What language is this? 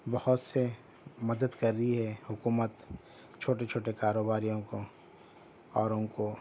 Urdu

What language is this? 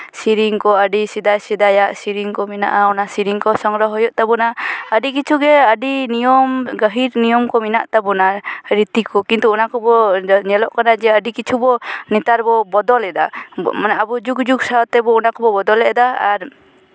Santali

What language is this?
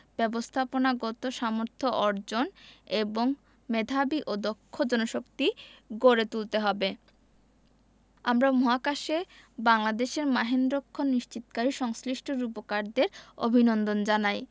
Bangla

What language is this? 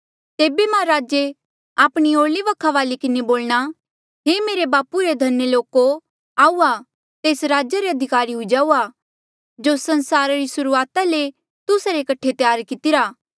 Mandeali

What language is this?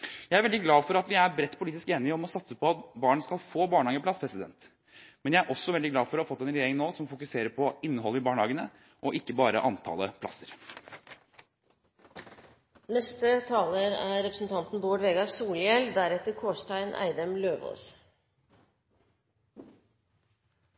Norwegian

